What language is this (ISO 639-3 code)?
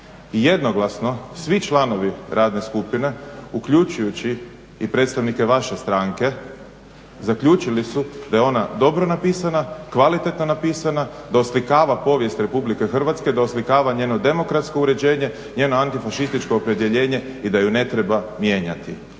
hrv